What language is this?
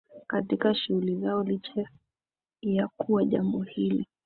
Swahili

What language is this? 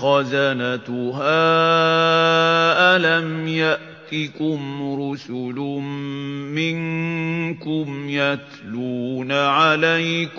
Arabic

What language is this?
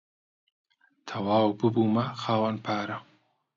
Central Kurdish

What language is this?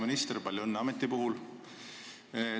Estonian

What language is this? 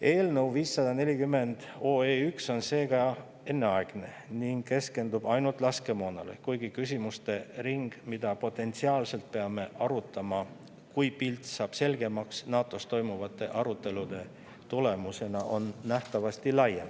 Estonian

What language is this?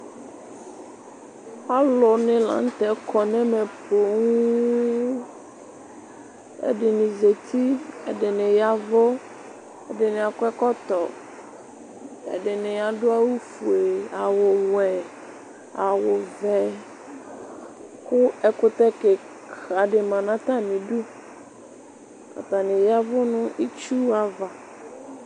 Ikposo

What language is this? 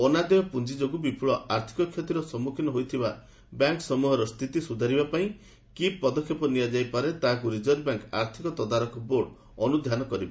Odia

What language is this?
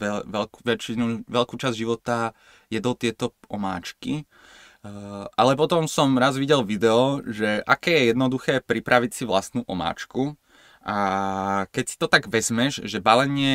Slovak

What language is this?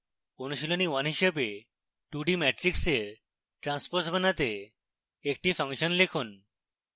Bangla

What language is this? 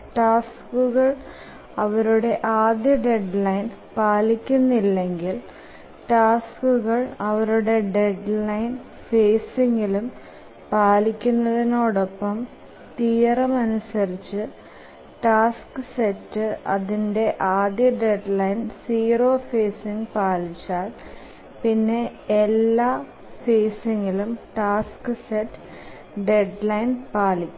Malayalam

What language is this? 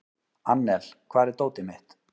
Icelandic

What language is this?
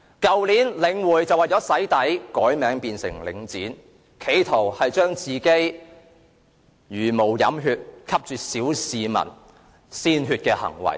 Cantonese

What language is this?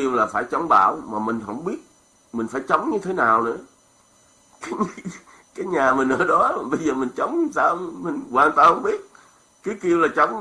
Vietnamese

